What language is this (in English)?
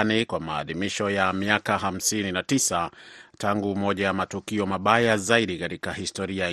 Swahili